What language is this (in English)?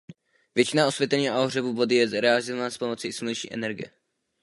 Czech